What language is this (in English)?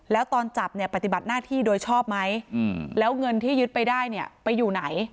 Thai